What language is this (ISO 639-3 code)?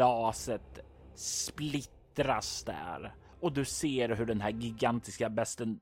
swe